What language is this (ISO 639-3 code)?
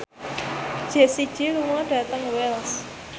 jav